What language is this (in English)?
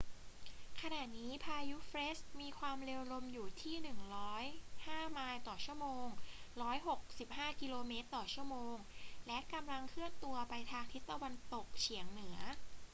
Thai